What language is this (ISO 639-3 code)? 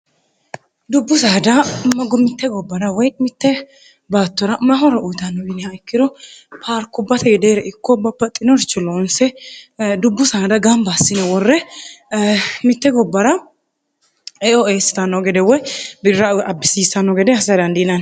sid